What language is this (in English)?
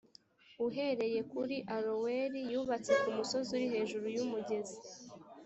Kinyarwanda